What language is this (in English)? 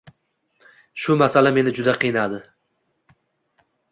Uzbek